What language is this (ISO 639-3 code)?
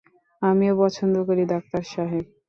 ben